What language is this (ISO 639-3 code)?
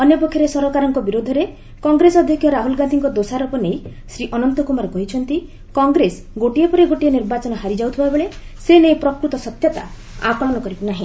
ori